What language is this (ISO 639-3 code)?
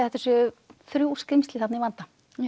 isl